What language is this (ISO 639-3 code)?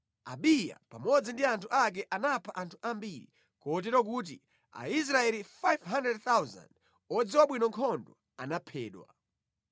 nya